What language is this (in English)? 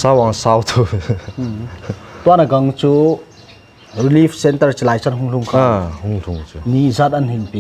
Thai